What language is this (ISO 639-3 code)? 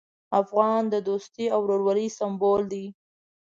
pus